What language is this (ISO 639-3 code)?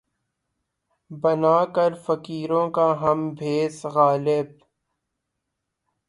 urd